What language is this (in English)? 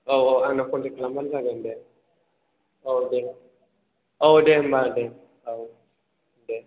Bodo